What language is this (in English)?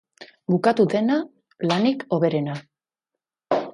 Basque